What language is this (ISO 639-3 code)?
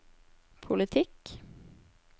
nor